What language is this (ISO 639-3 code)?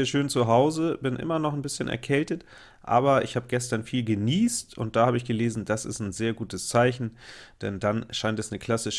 deu